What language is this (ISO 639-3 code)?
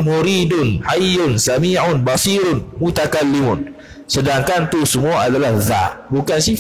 msa